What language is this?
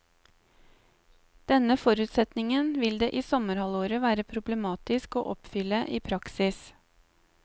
Norwegian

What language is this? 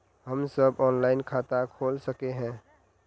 Magahi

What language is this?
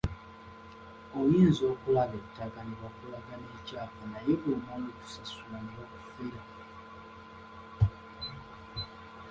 Ganda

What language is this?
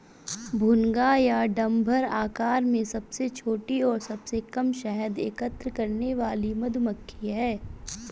Hindi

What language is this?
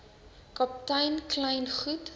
Afrikaans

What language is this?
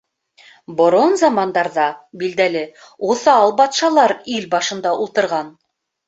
Bashkir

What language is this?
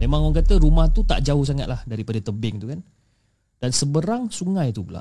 Malay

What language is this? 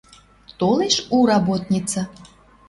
Western Mari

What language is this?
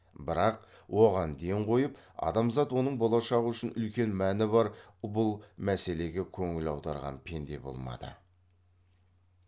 Kazakh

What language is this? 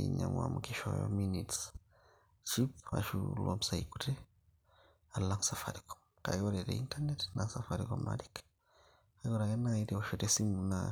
Masai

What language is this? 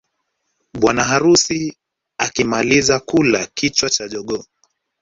Swahili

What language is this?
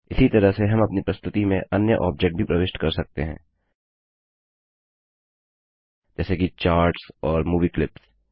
Hindi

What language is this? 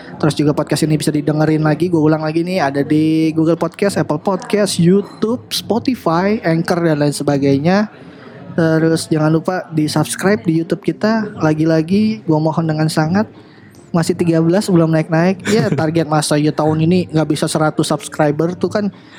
Indonesian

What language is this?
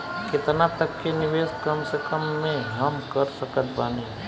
Bhojpuri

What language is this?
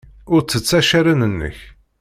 Kabyle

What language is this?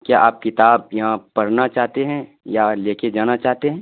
Urdu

